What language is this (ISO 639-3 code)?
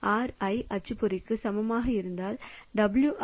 tam